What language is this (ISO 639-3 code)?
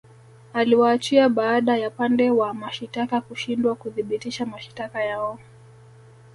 swa